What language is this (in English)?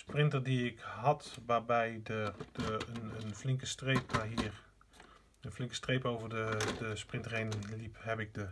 Dutch